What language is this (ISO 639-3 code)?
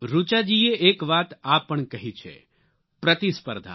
guj